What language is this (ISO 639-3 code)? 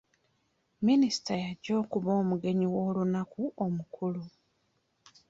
lug